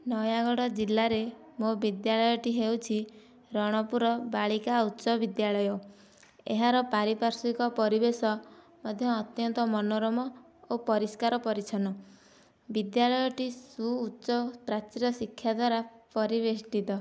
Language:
Odia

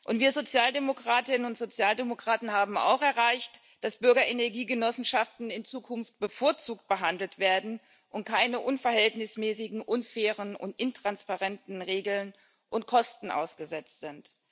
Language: German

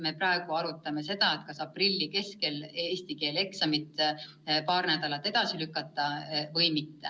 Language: Estonian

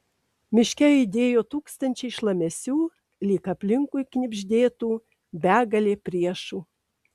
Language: Lithuanian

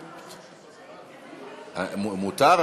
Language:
Hebrew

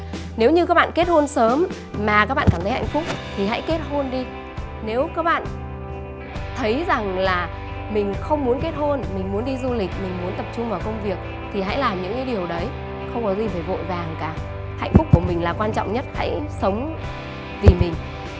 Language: Vietnamese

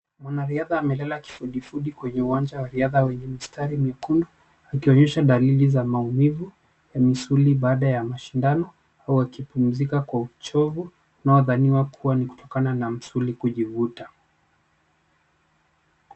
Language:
Swahili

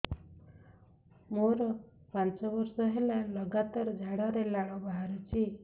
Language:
Odia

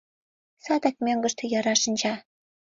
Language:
Mari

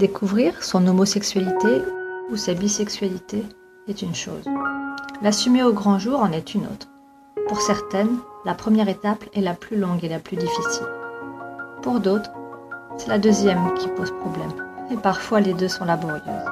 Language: French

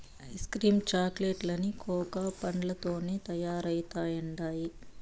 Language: Telugu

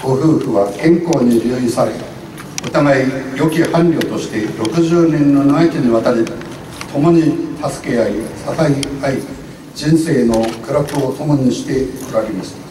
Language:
Japanese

